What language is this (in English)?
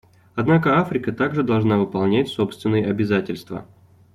Russian